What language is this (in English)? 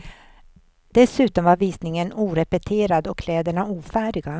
Swedish